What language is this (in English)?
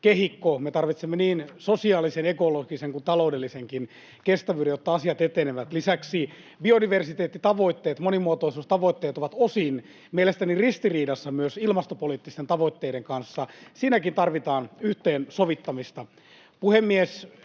Finnish